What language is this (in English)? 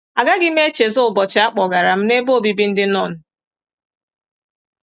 Igbo